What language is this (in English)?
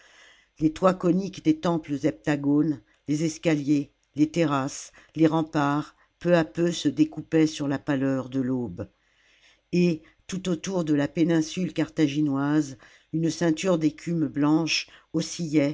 French